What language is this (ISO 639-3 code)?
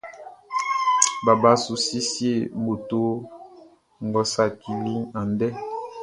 bci